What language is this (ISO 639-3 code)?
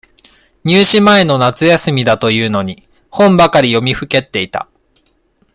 jpn